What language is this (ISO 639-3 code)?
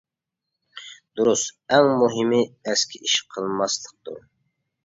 uig